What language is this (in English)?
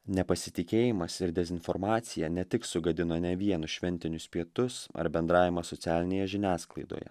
Lithuanian